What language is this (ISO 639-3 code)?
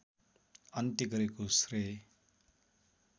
nep